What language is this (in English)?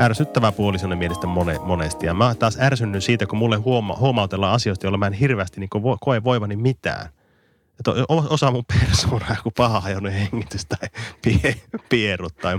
Finnish